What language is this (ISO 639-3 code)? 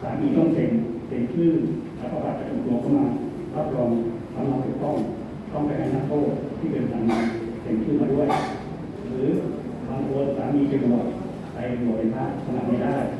tha